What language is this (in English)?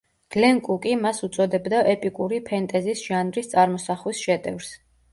Georgian